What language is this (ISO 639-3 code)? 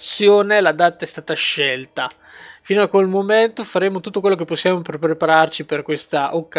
ita